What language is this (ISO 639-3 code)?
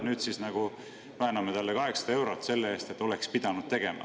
est